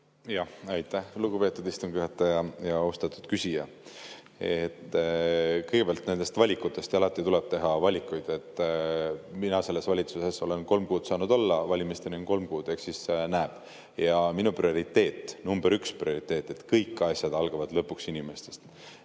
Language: Estonian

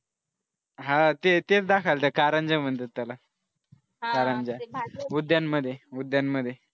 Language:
Marathi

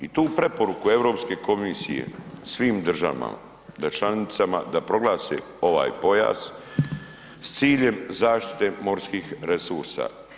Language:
Croatian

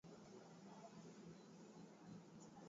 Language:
Swahili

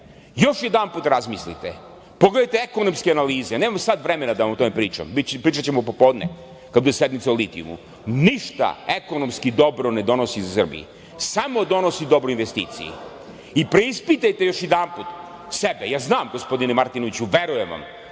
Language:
Serbian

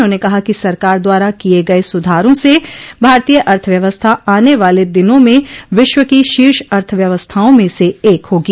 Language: Hindi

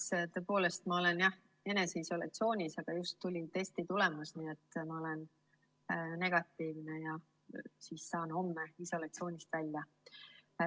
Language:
Estonian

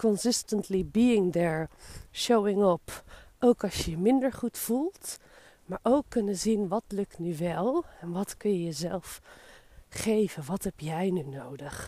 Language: Dutch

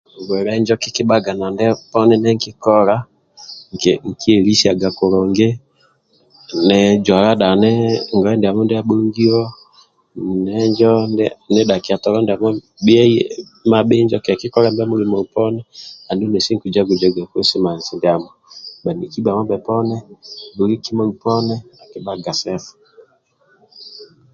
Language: Amba (Uganda)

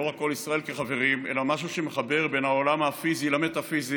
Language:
Hebrew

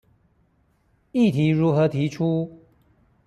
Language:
Chinese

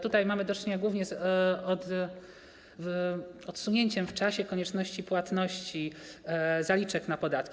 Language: Polish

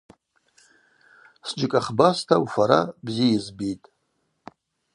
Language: Abaza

